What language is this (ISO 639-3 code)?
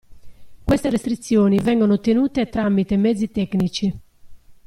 ita